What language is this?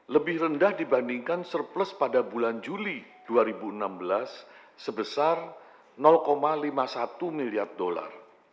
Indonesian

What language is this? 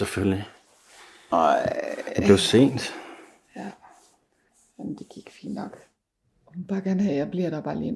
Danish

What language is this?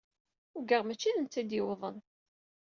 Kabyle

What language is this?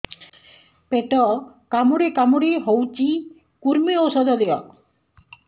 Odia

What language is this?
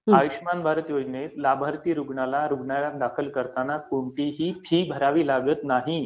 Marathi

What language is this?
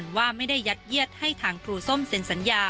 Thai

